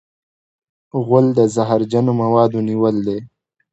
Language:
Pashto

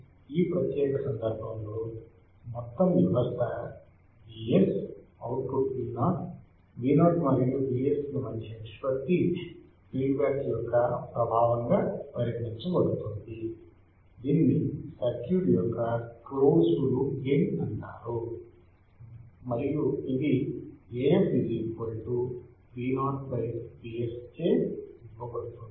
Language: Telugu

